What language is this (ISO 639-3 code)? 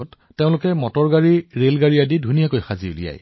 asm